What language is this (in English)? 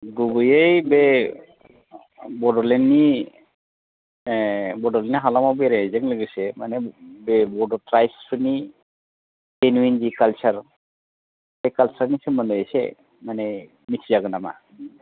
Bodo